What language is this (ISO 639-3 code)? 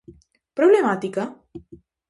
glg